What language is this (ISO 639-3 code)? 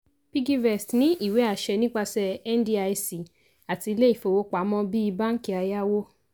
yor